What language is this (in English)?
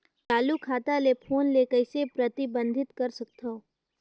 Chhattisgarhi